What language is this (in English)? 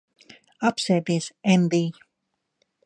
Latvian